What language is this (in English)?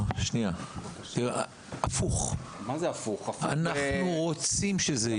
Hebrew